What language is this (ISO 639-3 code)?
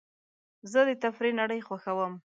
pus